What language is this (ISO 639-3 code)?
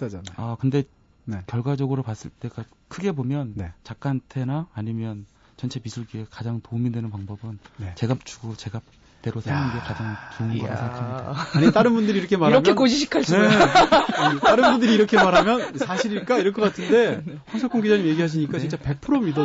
kor